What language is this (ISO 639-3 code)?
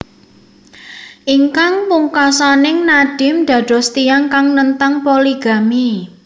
jav